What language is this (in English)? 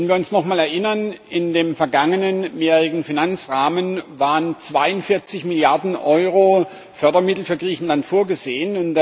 German